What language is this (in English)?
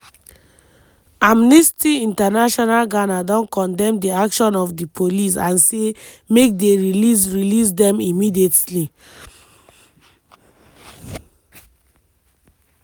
Nigerian Pidgin